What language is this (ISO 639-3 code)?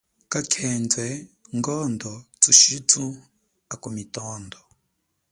cjk